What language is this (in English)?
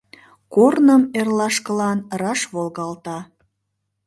Mari